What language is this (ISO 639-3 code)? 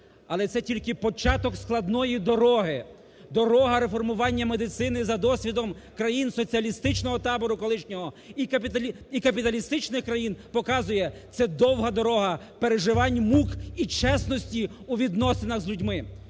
ukr